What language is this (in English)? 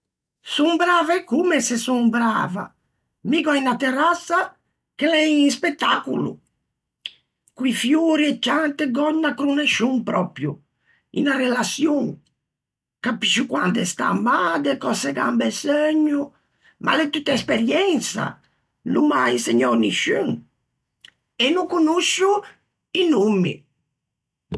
Ligurian